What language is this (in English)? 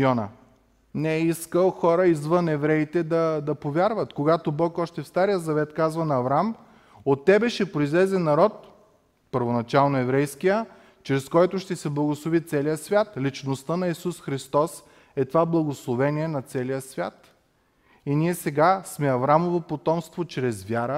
Bulgarian